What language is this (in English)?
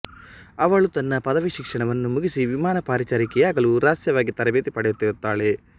Kannada